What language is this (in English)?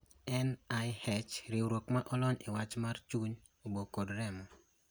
Luo (Kenya and Tanzania)